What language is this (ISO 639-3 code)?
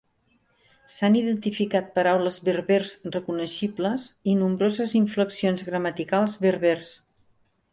cat